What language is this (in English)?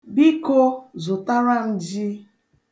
Igbo